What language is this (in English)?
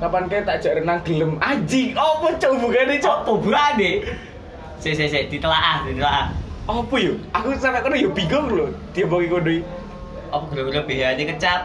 Indonesian